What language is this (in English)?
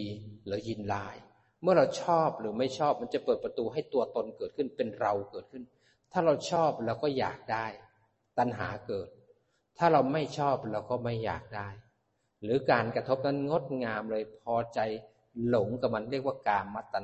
Thai